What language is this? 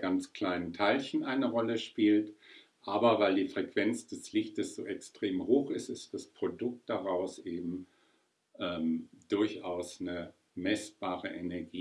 German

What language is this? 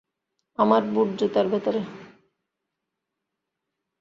Bangla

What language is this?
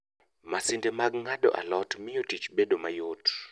Luo (Kenya and Tanzania)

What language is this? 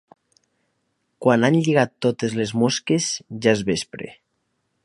Catalan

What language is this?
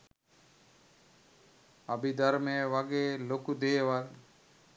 Sinhala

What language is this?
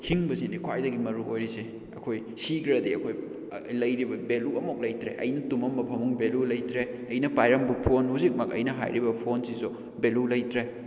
Manipuri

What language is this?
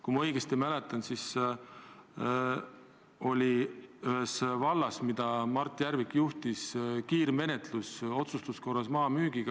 Estonian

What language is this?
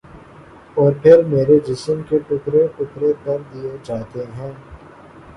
Urdu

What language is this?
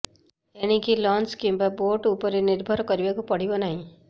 Odia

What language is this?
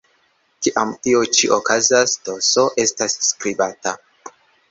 Esperanto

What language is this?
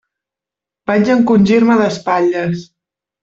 Catalan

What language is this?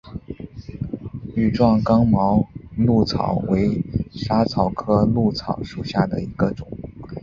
Chinese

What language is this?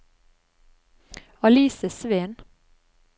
Norwegian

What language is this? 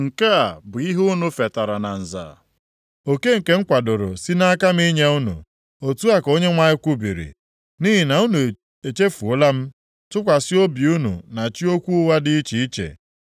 Igbo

